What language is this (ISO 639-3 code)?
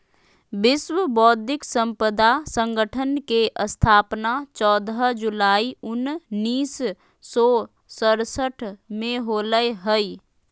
mag